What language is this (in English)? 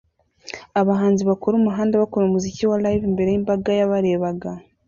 Kinyarwanda